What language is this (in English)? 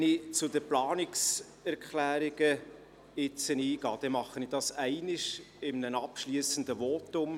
Swiss German